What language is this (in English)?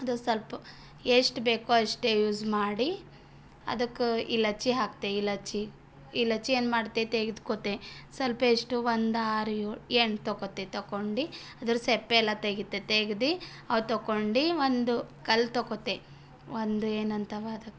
Kannada